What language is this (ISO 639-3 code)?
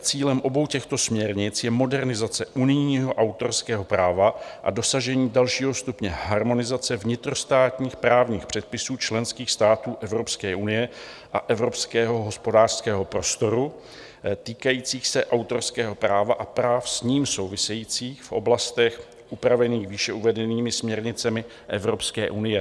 ces